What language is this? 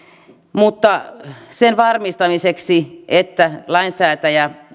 Finnish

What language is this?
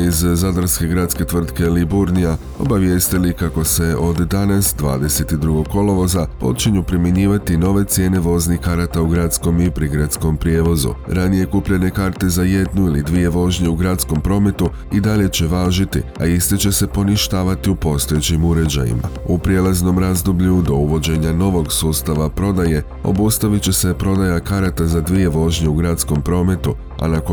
Croatian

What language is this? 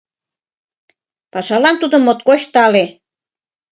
Mari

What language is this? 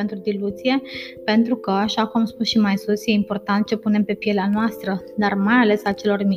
Romanian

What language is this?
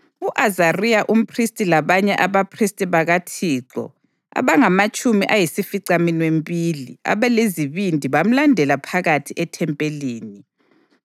North Ndebele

